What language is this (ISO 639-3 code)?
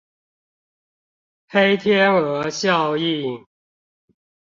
zho